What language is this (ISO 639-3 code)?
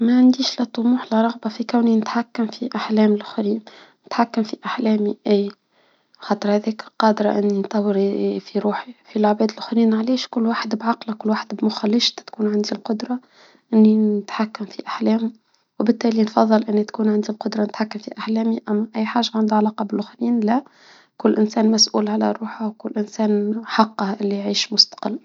aeb